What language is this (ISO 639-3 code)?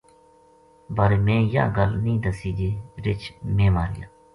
gju